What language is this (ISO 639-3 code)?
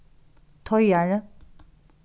fao